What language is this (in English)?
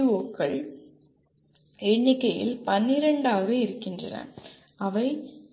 Tamil